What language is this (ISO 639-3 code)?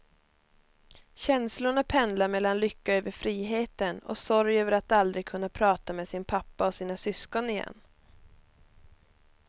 swe